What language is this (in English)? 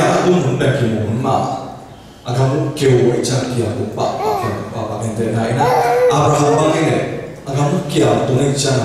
Korean